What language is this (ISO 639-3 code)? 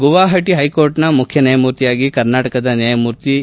kan